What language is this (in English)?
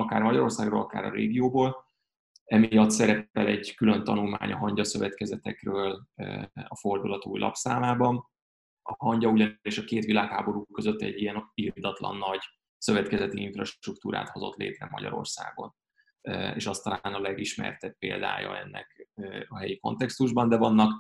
Hungarian